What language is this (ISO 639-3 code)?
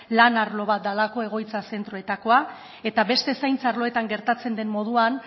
eus